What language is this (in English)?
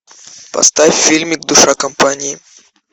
Russian